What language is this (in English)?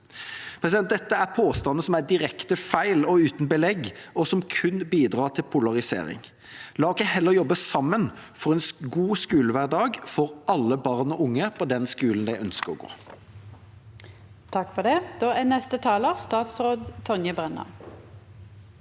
Norwegian